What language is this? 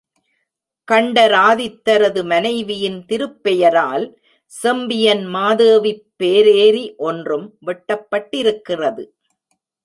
Tamil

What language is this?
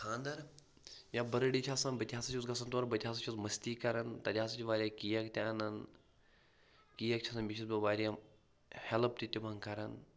Kashmiri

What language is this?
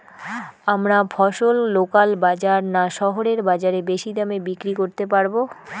Bangla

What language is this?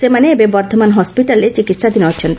Odia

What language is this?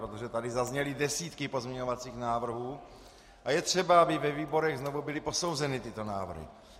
Czech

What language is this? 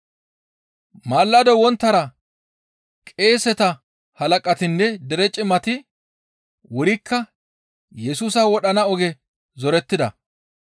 Gamo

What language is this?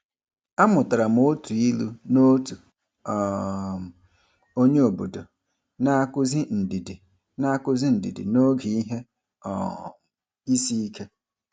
Igbo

